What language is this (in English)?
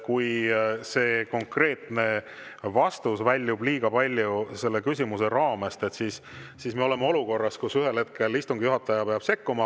Estonian